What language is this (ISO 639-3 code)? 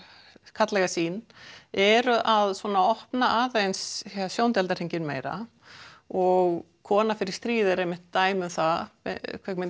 isl